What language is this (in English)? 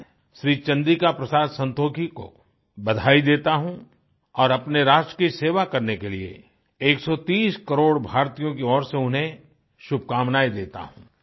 Hindi